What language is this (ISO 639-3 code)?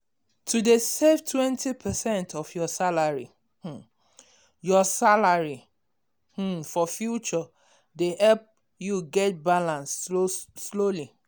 pcm